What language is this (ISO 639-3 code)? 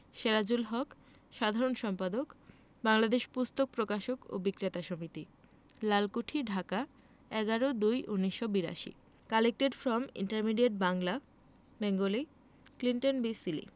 ben